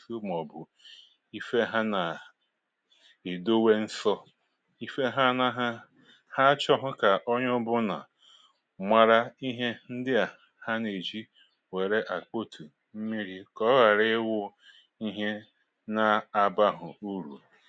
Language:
Igbo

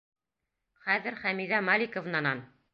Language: Bashkir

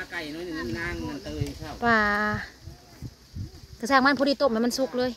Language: Thai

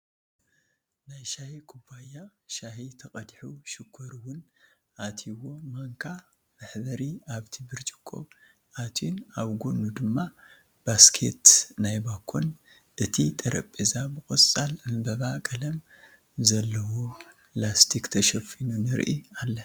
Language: Tigrinya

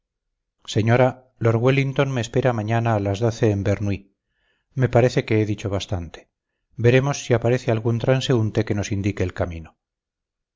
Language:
Spanish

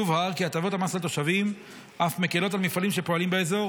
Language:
Hebrew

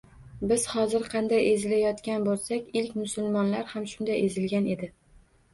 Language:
Uzbek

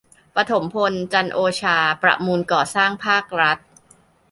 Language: Thai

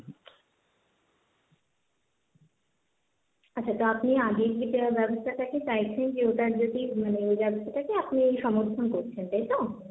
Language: Bangla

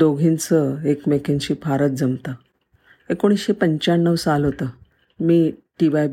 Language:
Marathi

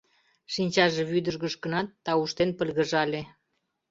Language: Mari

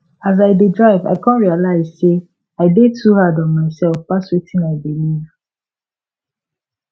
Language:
Nigerian Pidgin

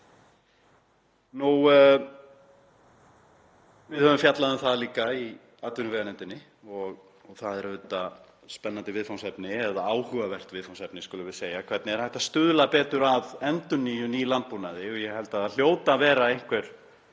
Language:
Icelandic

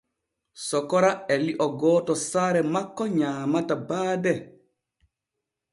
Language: Borgu Fulfulde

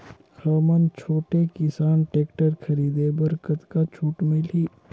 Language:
Chhattisgarhi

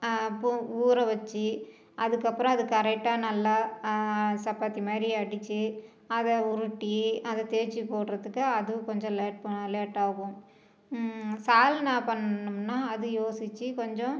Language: Tamil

